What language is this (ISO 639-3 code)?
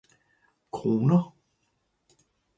dan